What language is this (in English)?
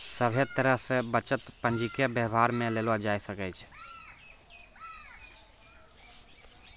Maithili